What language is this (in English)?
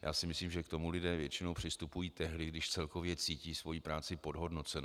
Czech